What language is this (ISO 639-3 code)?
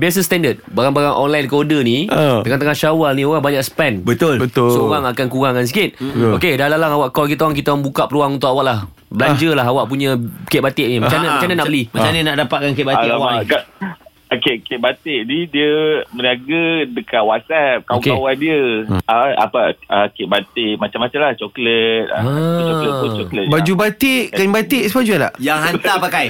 msa